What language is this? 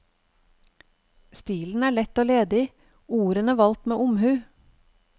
Norwegian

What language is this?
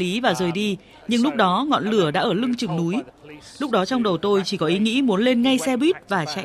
Vietnamese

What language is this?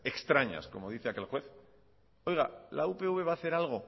Spanish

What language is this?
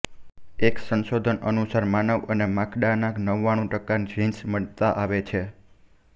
Gujarati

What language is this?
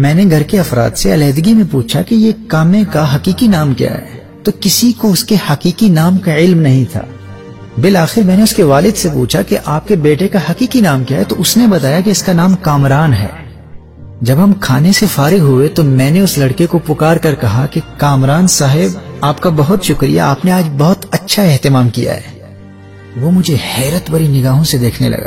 Urdu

